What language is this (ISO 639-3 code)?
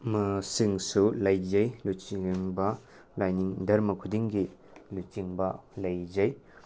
mni